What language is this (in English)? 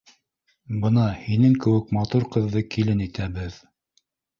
Bashkir